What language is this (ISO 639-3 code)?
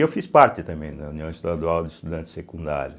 por